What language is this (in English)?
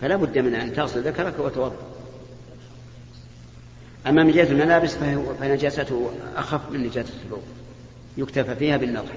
Arabic